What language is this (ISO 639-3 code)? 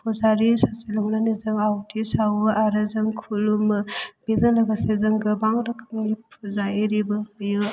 brx